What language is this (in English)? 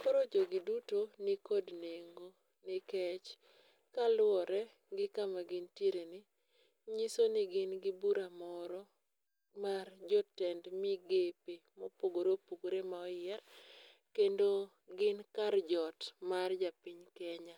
Luo (Kenya and Tanzania)